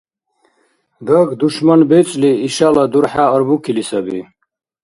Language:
Dargwa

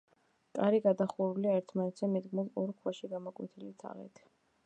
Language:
Georgian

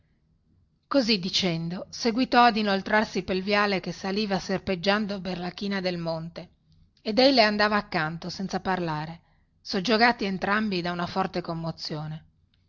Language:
Italian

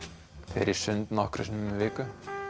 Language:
Icelandic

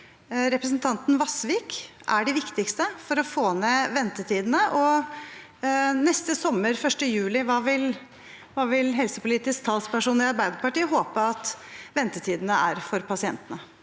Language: Norwegian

